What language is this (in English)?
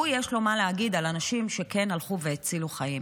Hebrew